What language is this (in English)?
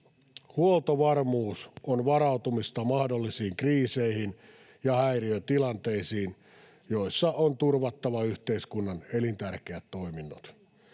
Finnish